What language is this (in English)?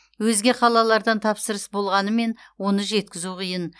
Kazakh